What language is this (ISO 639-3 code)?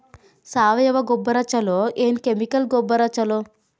kan